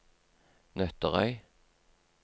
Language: Norwegian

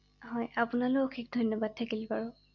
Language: Assamese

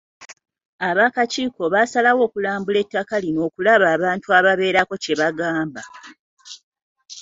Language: Ganda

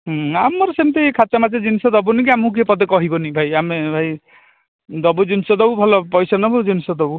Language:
Odia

